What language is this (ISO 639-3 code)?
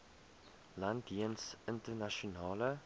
afr